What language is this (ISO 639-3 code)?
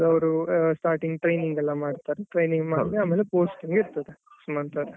kan